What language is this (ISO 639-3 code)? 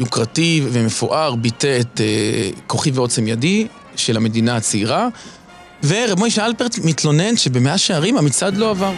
heb